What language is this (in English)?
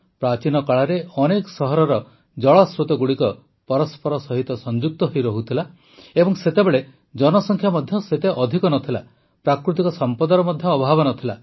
Odia